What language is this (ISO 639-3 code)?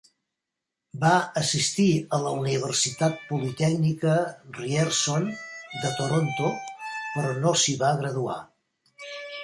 cat